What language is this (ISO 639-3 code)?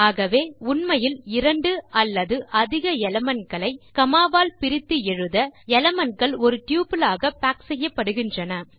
tam